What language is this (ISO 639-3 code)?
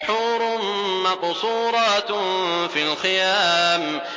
ara